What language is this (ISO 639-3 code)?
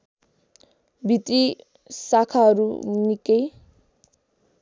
nep